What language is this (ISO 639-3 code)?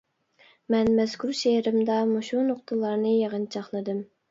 uig